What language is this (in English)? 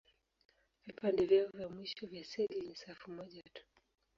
Swahili